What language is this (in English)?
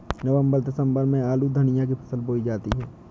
Hindi